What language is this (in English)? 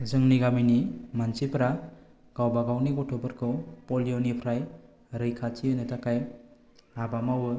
Bodo